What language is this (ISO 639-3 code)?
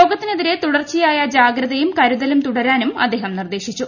mal